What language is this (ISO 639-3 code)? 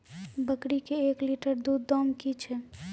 mai